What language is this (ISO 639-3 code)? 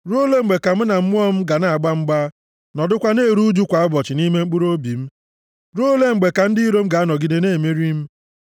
ibo